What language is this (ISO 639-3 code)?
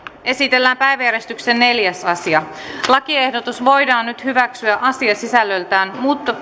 fin